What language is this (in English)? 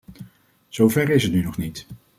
Dutch